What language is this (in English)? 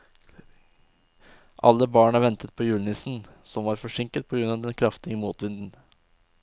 Norwegian